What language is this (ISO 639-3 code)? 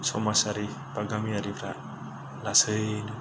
brx